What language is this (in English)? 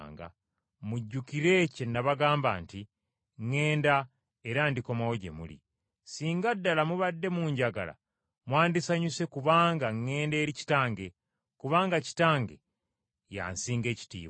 Ganda